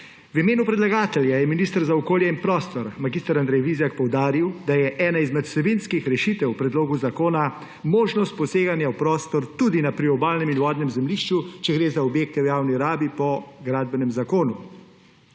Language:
Slovenian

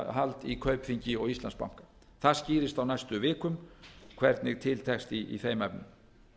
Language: Icelandic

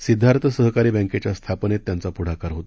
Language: Marathi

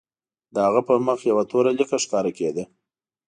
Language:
Pashto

